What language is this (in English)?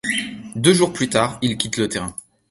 French